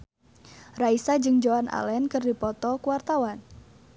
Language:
Sundanese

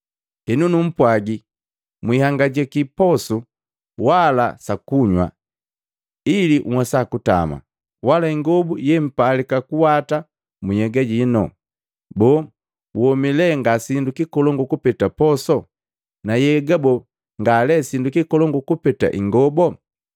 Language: Matengo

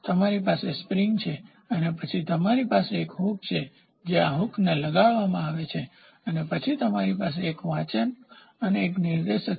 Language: Gujarati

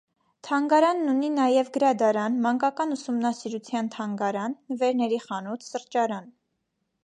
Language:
Armenian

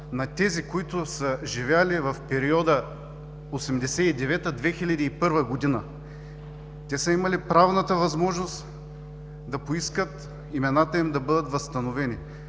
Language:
Bulgarian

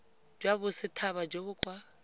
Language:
Tswana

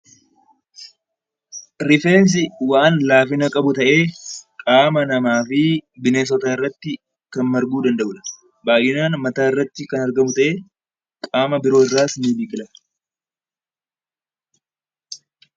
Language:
Oromo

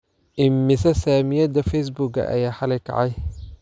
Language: Somali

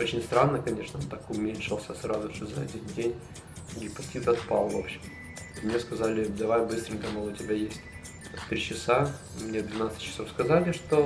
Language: Russian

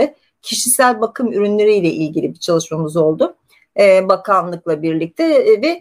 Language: Turkish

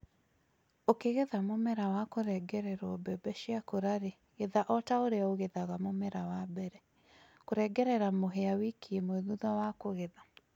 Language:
Kikuyu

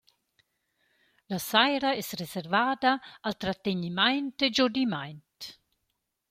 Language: Romansh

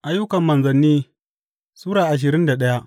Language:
Hausa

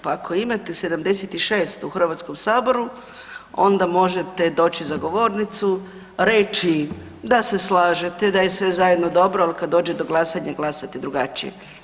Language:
Croatian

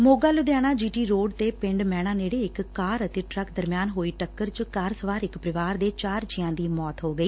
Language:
Punjabi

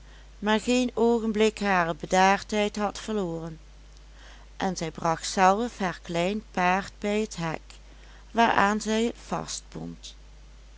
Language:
Dutch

